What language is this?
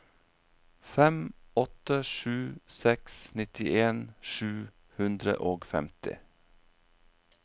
Norwegian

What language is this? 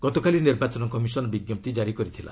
Odia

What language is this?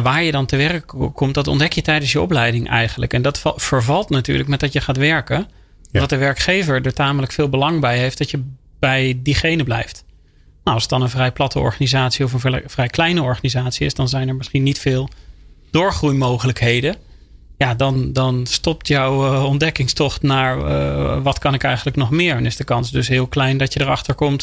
Dutch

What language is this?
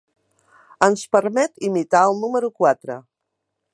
Catalan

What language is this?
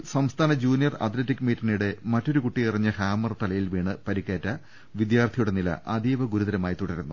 Malayalam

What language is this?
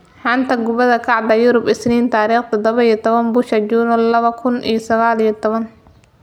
Somali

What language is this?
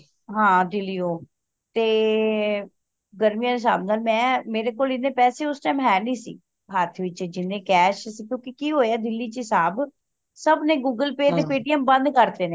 Punjabi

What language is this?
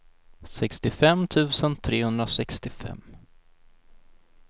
Swedish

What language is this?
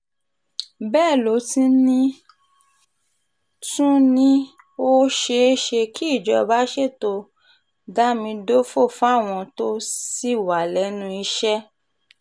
Yoruba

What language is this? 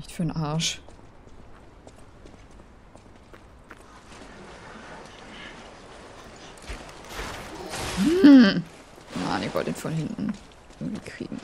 German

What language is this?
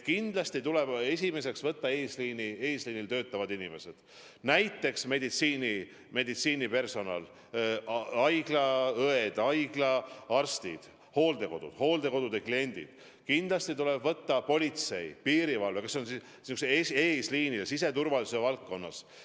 Estonian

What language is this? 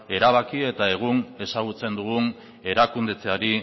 Basque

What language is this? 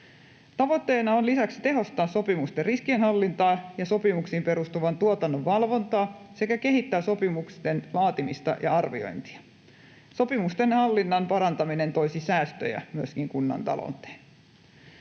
Finnish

